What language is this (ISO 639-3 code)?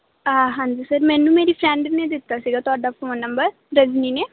pan